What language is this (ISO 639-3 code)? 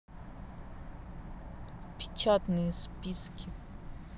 rus